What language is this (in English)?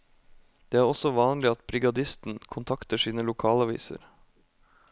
Norwegian